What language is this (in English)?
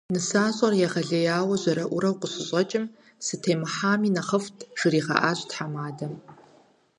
Kabardian